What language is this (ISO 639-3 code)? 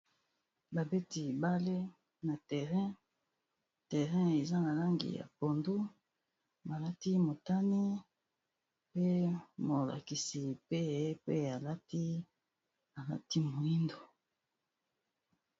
lin